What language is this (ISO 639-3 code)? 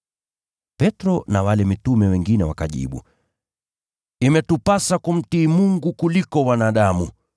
swa